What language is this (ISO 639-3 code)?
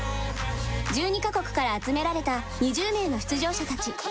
jpn